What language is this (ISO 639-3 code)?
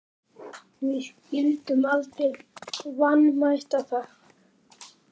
isl